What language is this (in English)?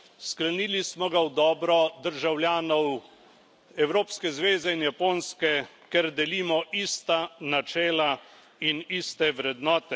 Slovenian